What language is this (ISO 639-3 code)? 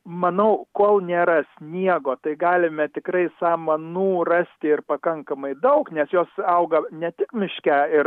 lit